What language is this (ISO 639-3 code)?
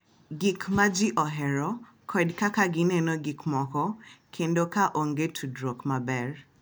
luo